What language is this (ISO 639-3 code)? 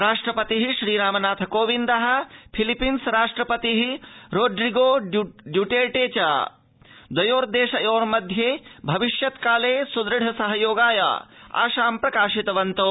san